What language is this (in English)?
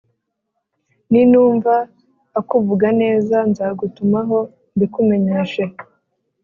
Kinyarwanda